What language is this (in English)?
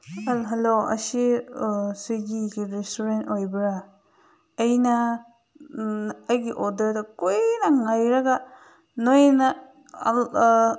Manipuri